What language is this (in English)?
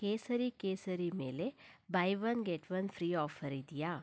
Kannada